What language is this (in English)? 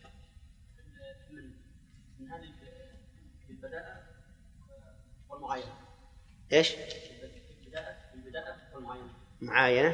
Arabic